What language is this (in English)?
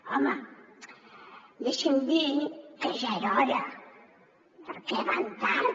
Catalan